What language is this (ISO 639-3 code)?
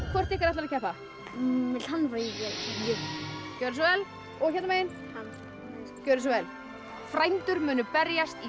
isl